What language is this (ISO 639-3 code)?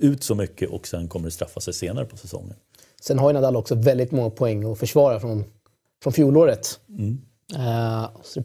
swe